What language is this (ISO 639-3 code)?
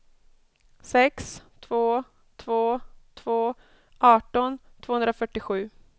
swe